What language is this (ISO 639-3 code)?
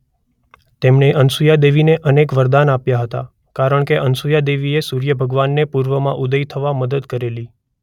guj